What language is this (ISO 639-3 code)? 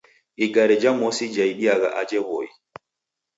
dav